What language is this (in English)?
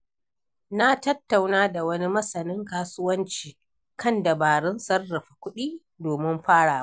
Hausa